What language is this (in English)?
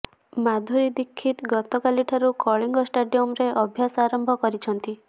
Odia